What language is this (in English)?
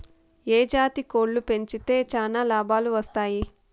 Telugu